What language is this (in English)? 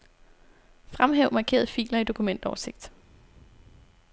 Danish